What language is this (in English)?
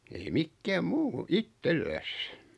Finnish